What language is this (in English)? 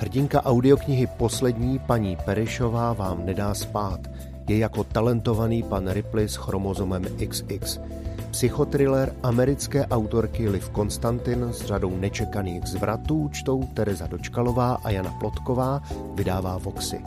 Czech